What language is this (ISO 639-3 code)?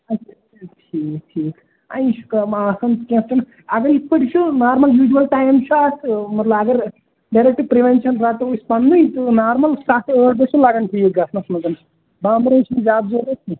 kas